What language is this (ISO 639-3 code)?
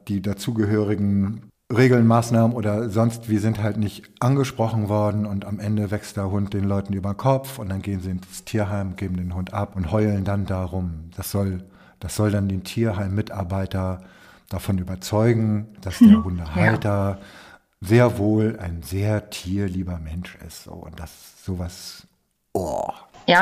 deu